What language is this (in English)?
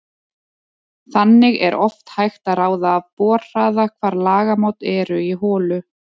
Icelandic